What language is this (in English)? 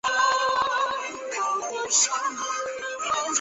Chinese